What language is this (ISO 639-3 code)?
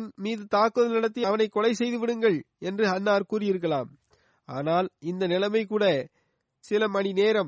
tam